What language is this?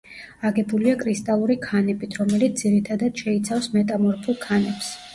Georgian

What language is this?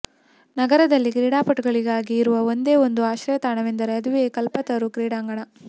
Kannada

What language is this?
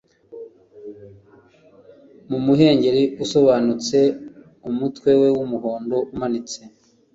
Kinyarwanda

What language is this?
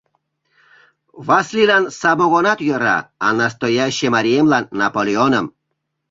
Mari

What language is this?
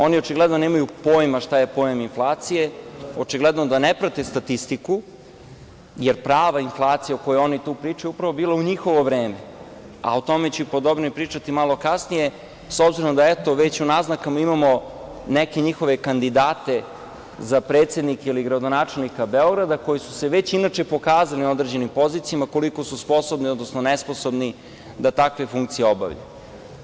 Serbian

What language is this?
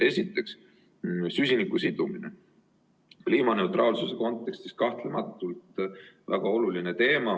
Estonian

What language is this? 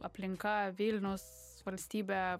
Lithuanian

